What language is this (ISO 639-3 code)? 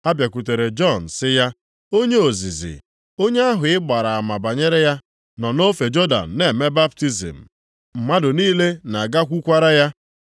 ibo